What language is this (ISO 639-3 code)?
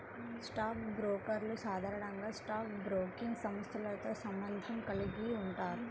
tel